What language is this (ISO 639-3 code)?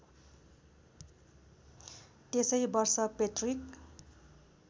nep